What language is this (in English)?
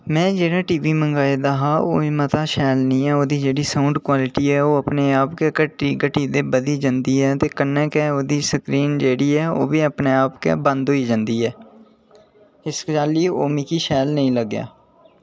Dogri